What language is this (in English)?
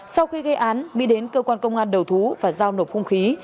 Vietnamese